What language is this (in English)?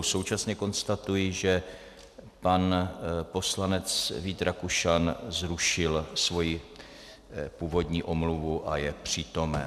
Czech